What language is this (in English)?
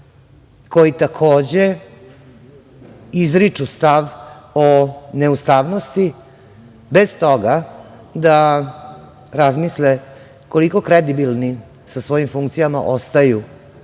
Serbian